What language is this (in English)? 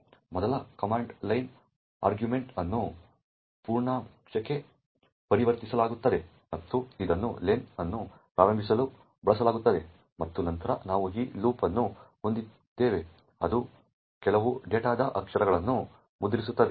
Kannada